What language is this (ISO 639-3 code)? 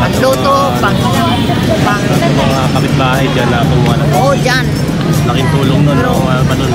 fil